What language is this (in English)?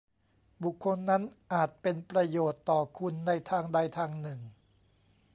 Thai